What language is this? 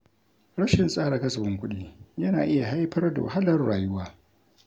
Hausa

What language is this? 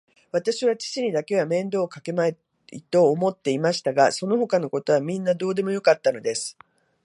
Japanese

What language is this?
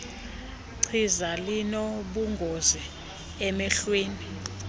Xhosa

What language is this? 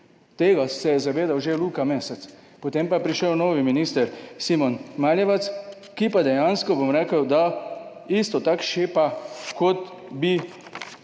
Slovenian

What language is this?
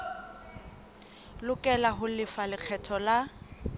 Southern Sotho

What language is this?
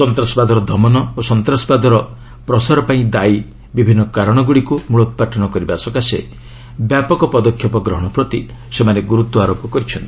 Odia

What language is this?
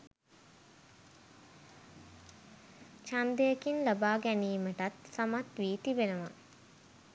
Sinhala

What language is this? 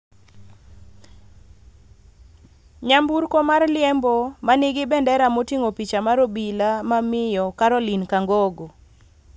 Luo (Kenya and Tanzania)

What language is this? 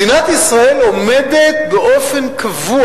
Hebrew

